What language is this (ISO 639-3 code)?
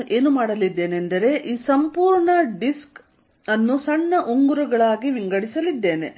kan